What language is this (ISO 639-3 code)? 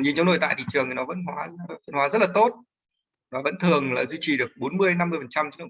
vie